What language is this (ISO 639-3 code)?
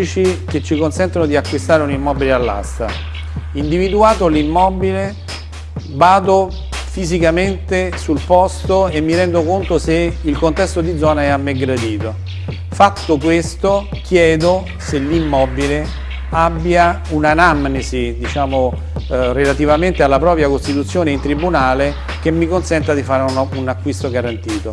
ita